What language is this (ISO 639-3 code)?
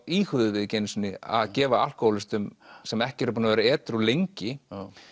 isl